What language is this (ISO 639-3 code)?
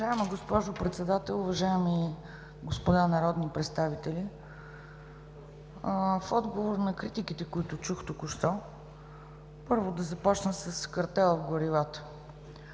bul